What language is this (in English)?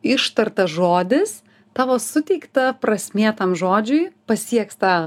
Lithuanian